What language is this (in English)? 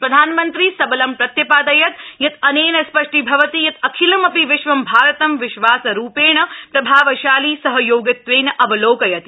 Sanskrit